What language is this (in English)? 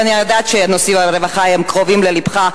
Hebrew